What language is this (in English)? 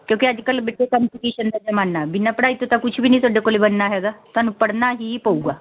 Punjabi